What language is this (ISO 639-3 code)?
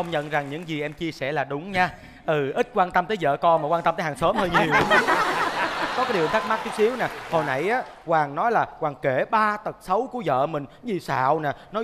vie